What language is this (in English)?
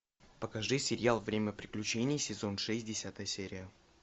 Russian